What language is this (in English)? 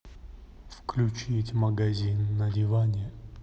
Russian